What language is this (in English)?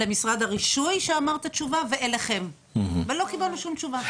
Hebrew